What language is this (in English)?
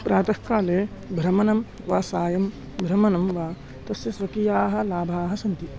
Sanskrit